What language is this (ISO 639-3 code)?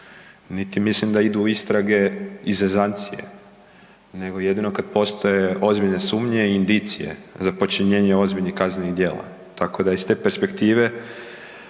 hrv